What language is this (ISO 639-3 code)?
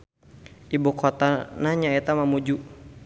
sun